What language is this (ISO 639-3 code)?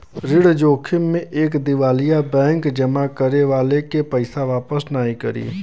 bho